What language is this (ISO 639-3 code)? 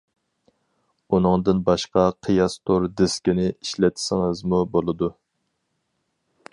uig